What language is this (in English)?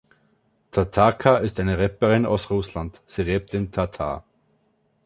German